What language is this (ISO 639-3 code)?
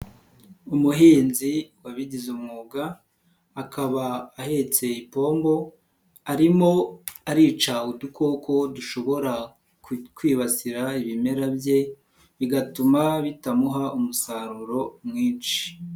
kin